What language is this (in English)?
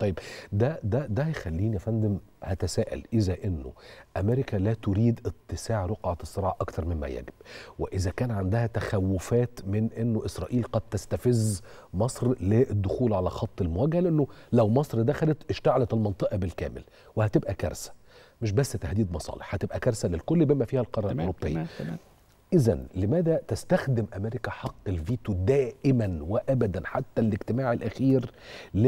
Arabic